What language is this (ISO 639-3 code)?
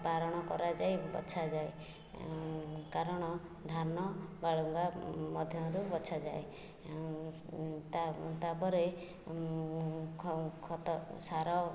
ori